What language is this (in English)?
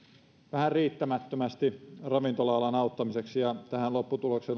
Finnish